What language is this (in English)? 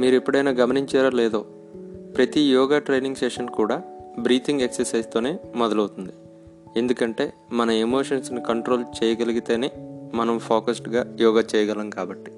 Telugu